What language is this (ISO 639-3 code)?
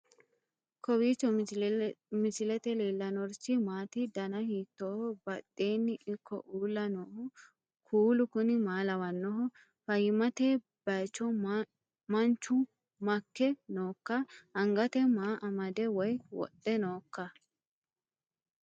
sid